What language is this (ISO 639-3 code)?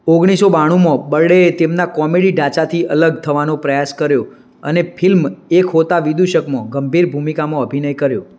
guj